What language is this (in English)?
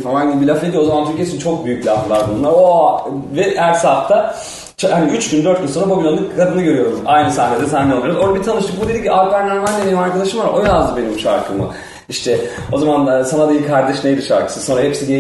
Turkish